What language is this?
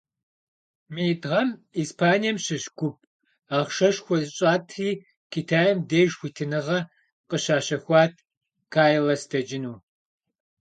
Kabardian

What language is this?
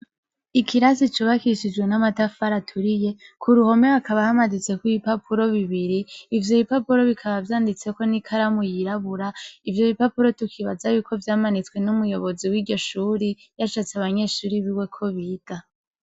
Rundi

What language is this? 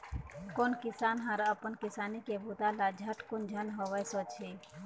Chhattisgarhi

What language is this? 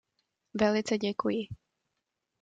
Czech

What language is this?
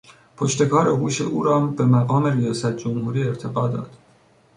Persian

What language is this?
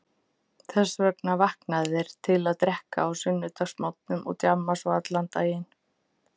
Icelandic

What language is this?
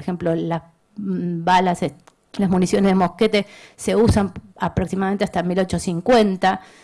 Spanish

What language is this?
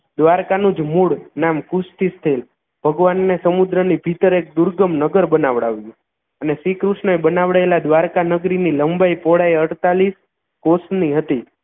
Gujarati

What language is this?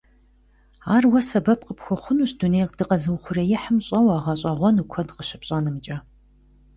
Kabardian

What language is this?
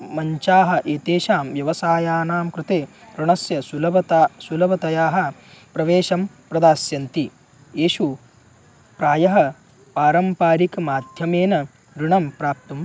Sanskrit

